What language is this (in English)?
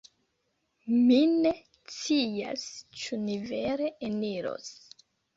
Esperanto